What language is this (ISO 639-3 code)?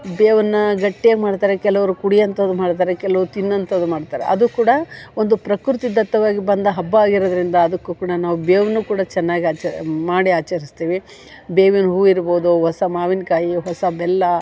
kan